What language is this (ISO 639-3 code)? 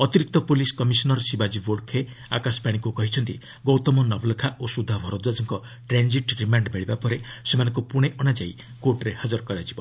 ori